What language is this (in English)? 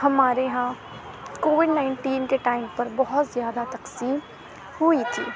Urdu